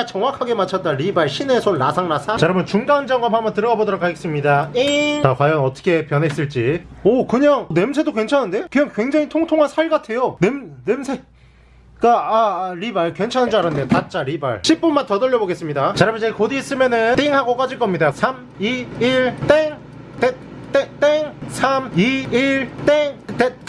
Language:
Korean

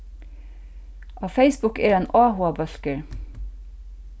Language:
Faroese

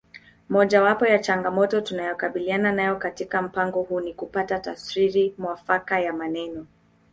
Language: Swahili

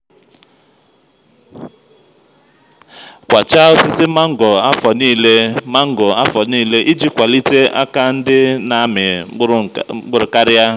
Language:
Igbo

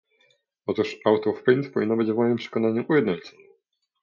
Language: Polish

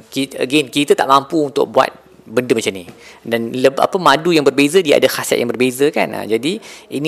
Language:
Malay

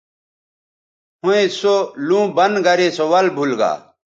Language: Bateri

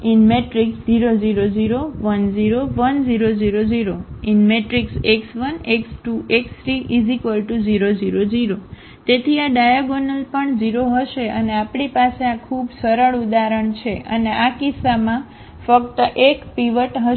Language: Gujarati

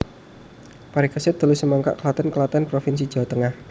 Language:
Javanese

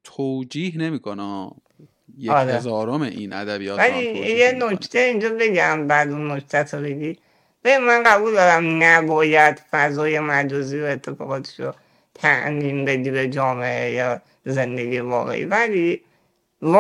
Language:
Persian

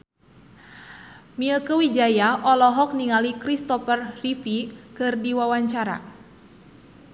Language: Sundanese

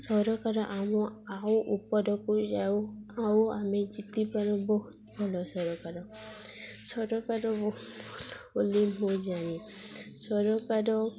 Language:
Odia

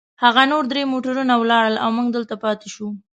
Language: Pashto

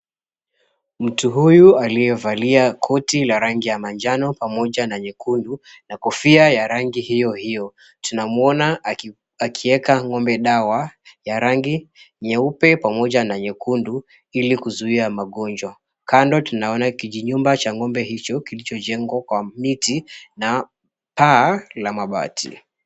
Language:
Swahili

